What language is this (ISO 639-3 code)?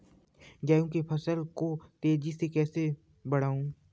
hin